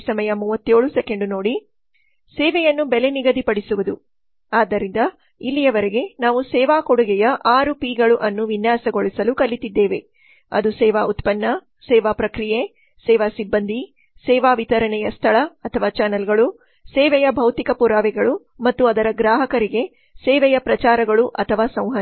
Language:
Kannada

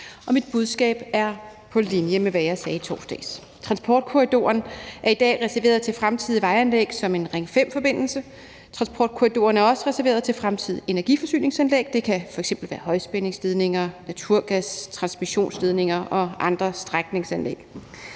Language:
Danish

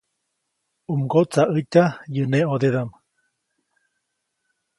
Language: Copainalá Zoque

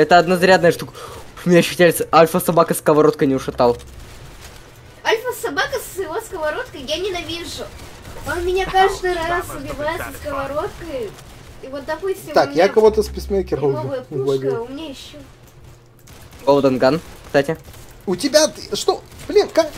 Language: Russian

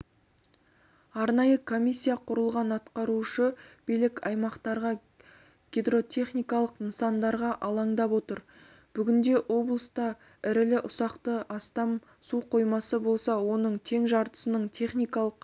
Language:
Kazakh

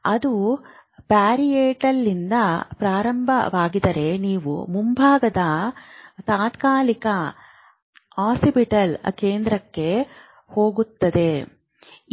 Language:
Kannada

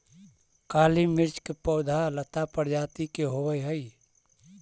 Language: Magahi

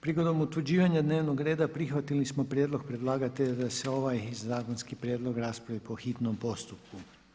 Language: Croatian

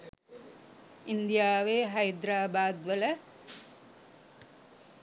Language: Sinhala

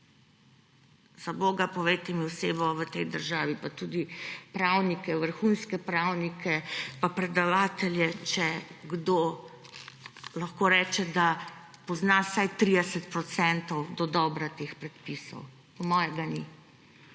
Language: Slovenian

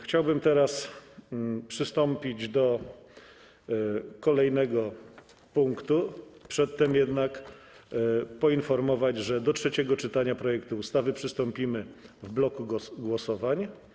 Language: Polish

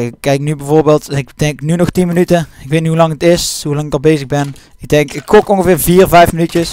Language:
Dutch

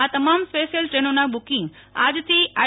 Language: Gujarati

